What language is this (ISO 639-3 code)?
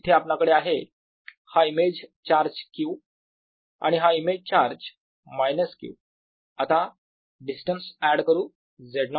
mar